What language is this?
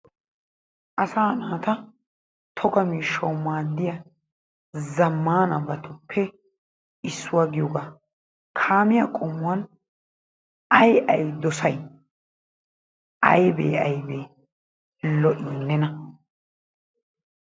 Wolaytta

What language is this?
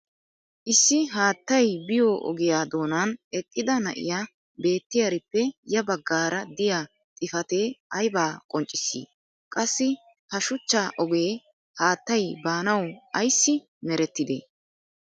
Wolaytta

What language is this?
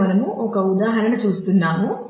Telugu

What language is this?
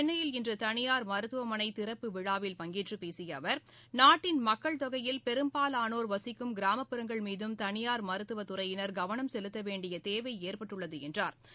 Tamil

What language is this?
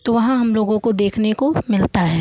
Hindi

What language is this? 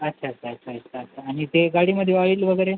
Marathi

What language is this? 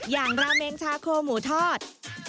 Thai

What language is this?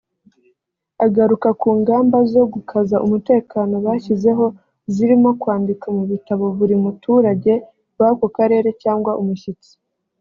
Kinyarwanda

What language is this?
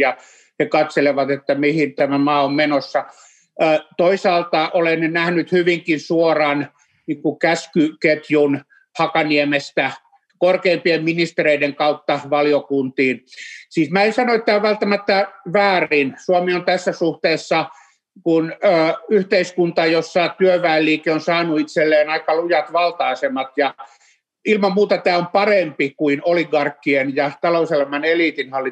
Finnish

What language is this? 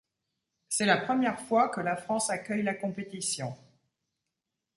French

